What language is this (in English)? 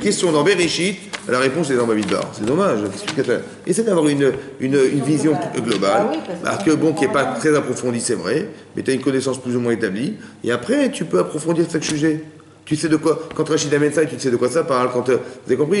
French